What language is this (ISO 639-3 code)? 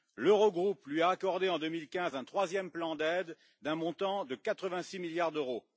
fra